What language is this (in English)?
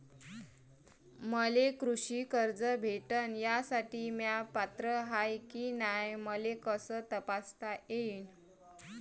Marathi